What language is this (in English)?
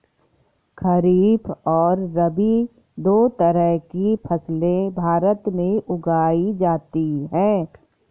Hindi